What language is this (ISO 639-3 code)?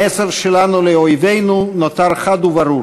heb